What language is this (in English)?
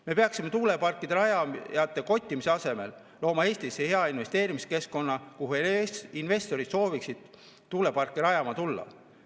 Estonian